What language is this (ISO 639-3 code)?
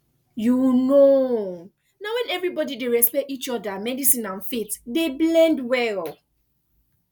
pcm